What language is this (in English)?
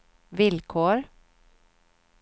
Swedish